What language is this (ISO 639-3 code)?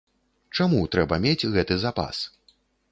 bel